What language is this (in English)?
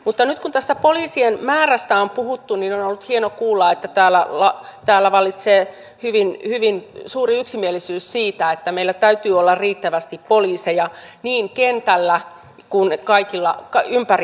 Finnish